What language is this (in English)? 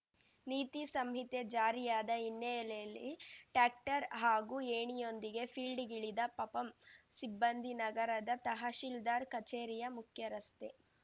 Kannada